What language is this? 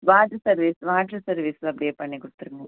Tamil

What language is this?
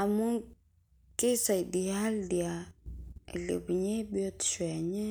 Masai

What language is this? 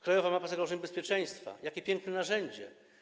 Polish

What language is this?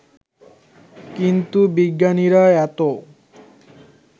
Bangla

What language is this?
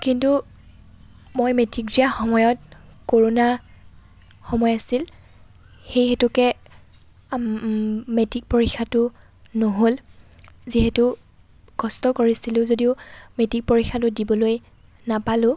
Assamese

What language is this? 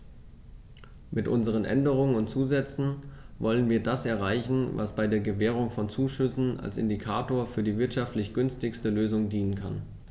German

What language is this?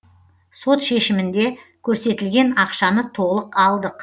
Kazakh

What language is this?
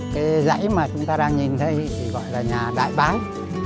Vietnamese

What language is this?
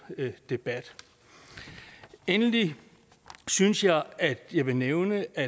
Danish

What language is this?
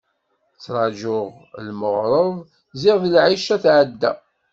Kabyle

